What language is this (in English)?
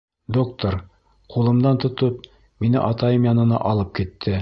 Bashkir